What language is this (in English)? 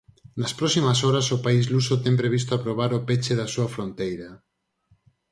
Galician